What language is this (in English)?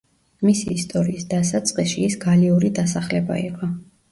Georgian